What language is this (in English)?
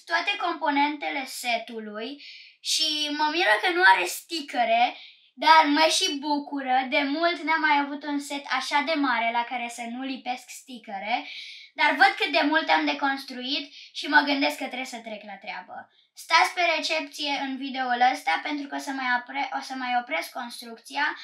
Romanian